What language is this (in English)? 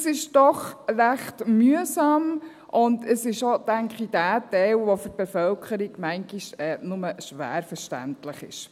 Swiss German